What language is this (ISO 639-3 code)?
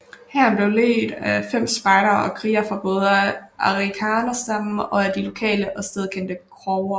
dan